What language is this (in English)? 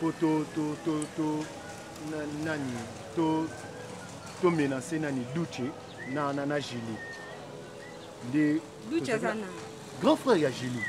French